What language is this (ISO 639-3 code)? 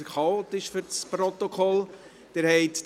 gsw